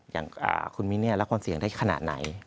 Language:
Thai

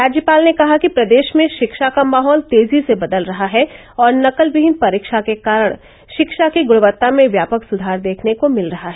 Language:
Hindi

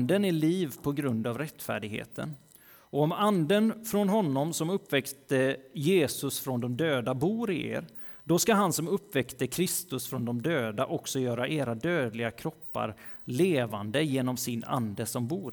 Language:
Swedish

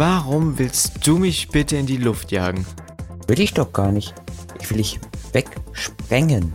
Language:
German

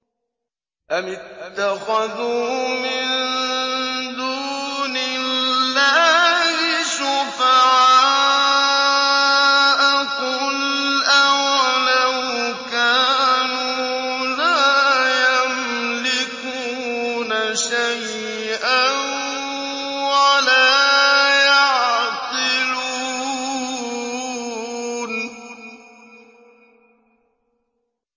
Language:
Arabic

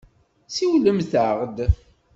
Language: Kabyle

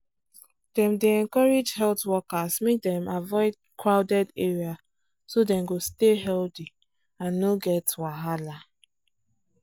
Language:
Nigerian Pidgin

